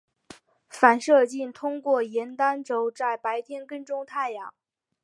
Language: Chinese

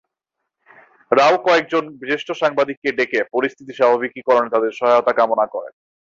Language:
Bangla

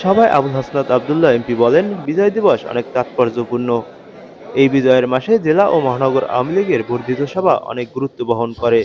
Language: Bangla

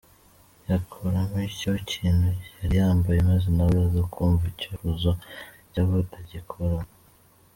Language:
Kinyarwanda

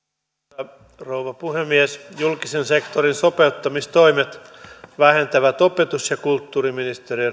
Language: Finnish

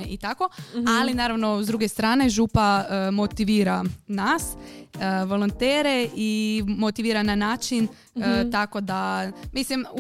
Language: Croatian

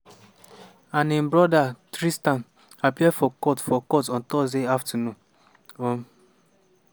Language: Nigerian Pidgin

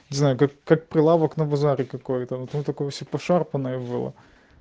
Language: Russian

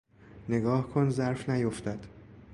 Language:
Persian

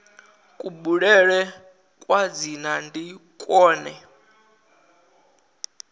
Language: Venda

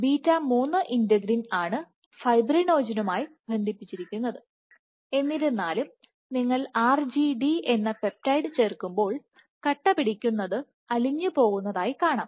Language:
Malayalam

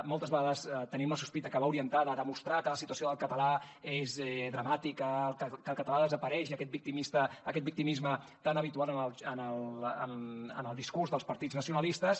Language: Catalan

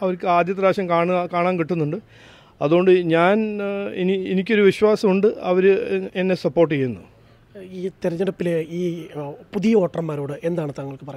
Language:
Malayalam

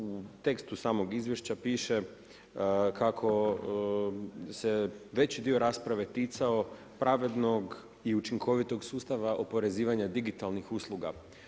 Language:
Croatian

